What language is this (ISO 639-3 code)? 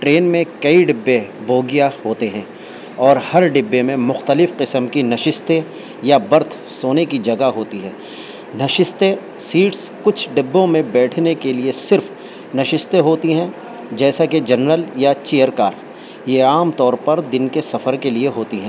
urd